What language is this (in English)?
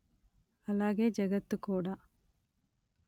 Telugu